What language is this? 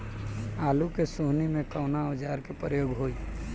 Bhojpuri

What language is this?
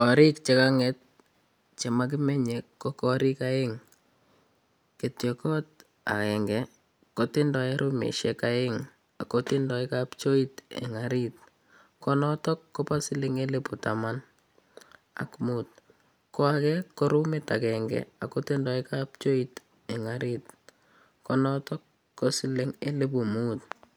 Kalenjin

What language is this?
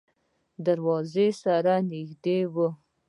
Pashto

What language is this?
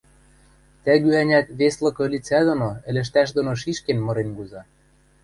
Western Mari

